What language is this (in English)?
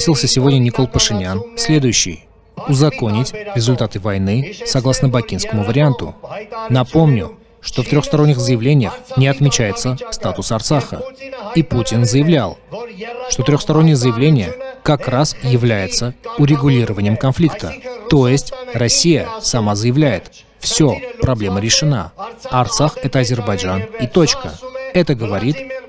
Russian